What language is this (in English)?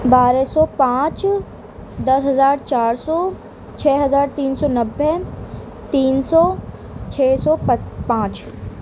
Urdu